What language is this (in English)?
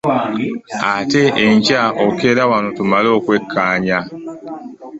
Ganda